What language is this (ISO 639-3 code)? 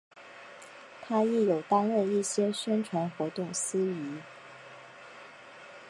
zho